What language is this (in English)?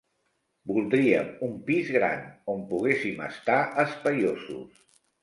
Catalan